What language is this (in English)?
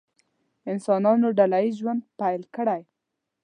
Pashto